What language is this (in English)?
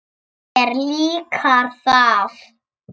Icelandic